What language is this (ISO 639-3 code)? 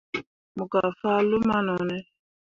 mua